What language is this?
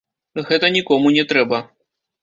Belarusian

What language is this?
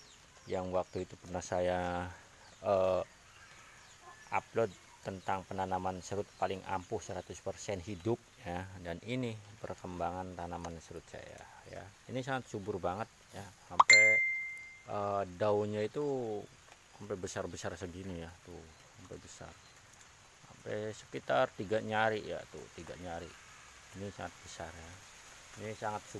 Indonesian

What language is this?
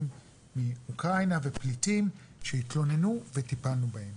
Hebrew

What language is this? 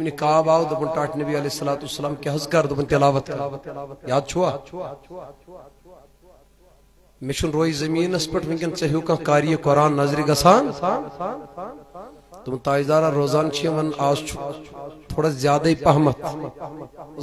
Arabic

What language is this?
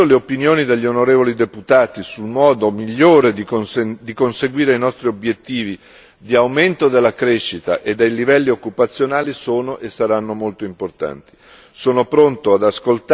Italian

